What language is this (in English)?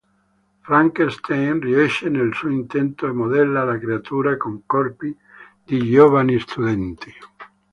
Italian